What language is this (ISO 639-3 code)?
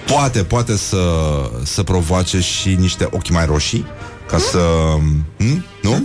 ron